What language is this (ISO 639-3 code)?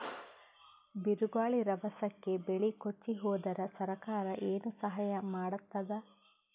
kan